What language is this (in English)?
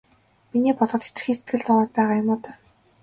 Mongolian